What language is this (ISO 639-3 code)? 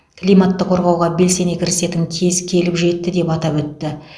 kaz